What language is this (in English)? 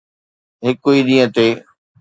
Sindhi